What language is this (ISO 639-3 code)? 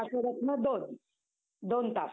mar